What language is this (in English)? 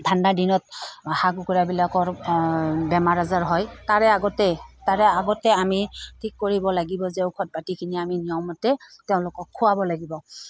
Assamese